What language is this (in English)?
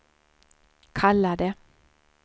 Swedish